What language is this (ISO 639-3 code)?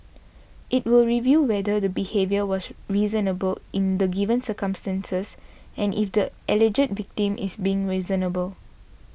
eng